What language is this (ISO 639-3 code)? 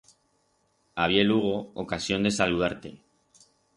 arg